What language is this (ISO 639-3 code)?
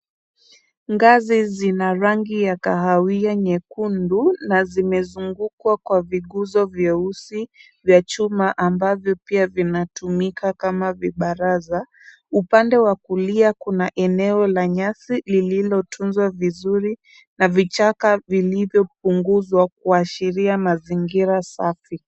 swa